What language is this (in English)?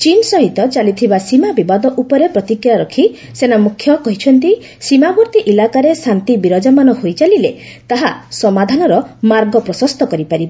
Odia